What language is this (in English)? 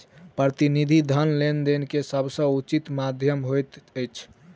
Maithili